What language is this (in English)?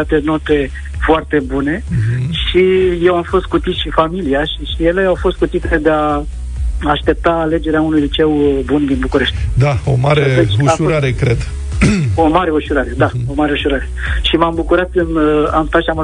Romanian